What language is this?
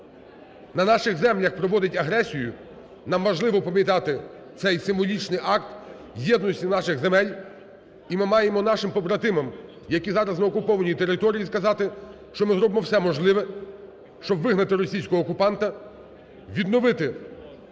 Ukrainian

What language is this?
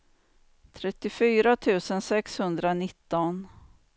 Swedish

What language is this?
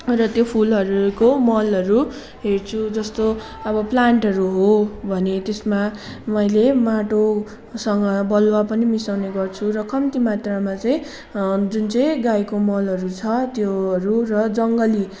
Nepali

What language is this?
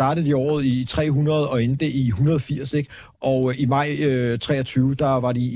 Danish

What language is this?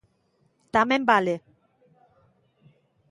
Galician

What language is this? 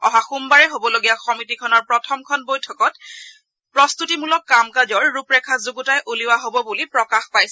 Assamese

